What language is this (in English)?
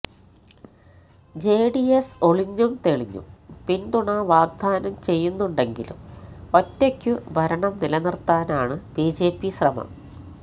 Malayalam